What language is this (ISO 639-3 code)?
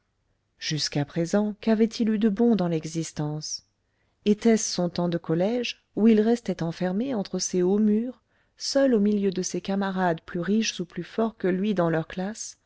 fra